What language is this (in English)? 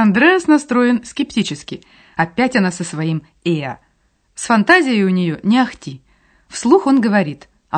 Russian